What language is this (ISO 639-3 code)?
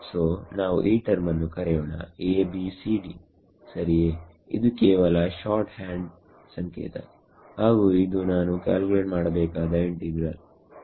kan